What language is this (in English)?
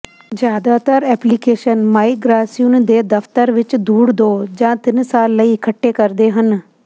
Punjabi